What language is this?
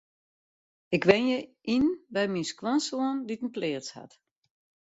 Western Frisian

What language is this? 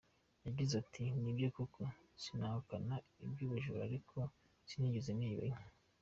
Kinyarwanda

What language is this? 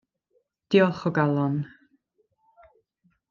Welsh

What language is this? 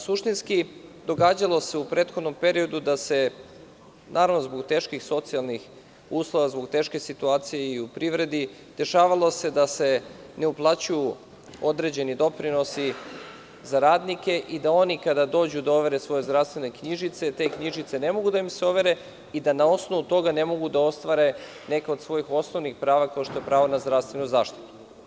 Serbian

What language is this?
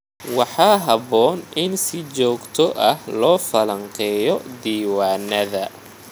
Somali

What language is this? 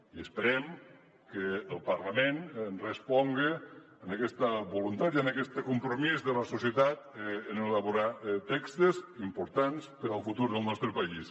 Catalan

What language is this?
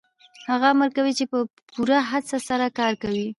Pashto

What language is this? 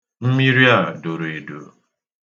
Igbo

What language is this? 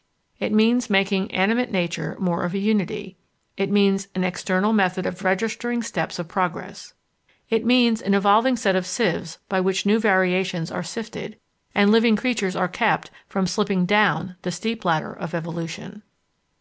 English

